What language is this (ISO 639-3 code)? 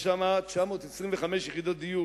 heb